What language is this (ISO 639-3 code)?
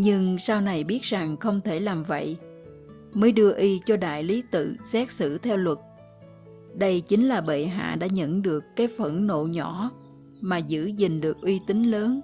vie